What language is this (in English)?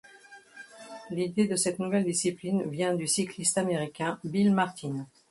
French